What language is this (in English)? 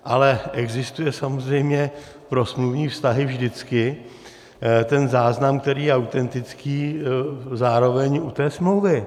Czech